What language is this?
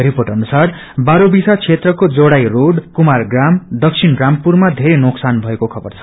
Nepali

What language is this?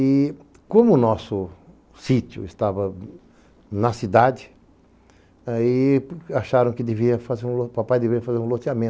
Portuguese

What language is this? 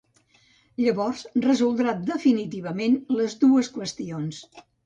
Catalan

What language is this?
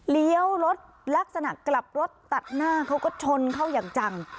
Thai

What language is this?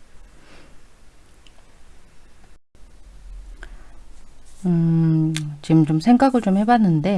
Korean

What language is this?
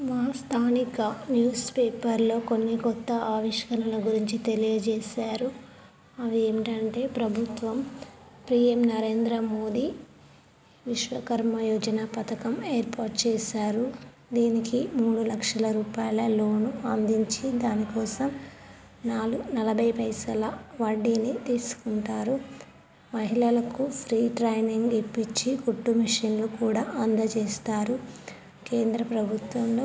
Telugu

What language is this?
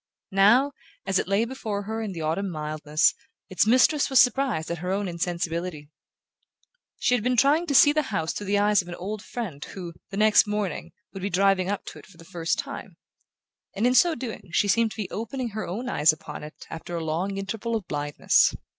English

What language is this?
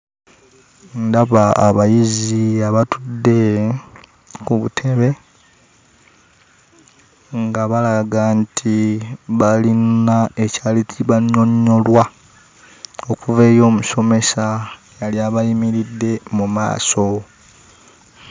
Ganda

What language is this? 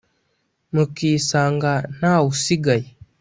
Kinyarwanda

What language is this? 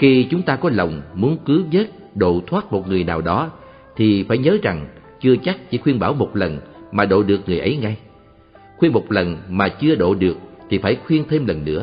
Vietnamese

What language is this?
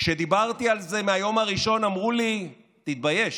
Hebrew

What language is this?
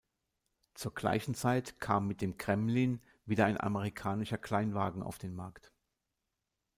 German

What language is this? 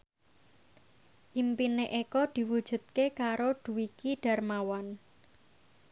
Javanese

